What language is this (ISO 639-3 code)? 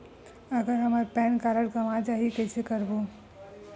hne